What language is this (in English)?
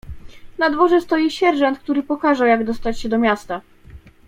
Polish